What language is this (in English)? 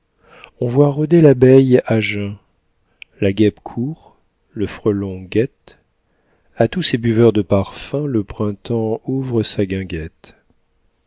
French